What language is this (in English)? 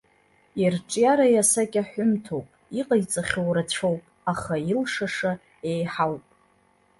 Abkhazian